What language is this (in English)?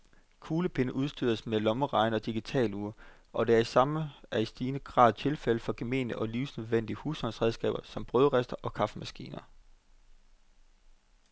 Danish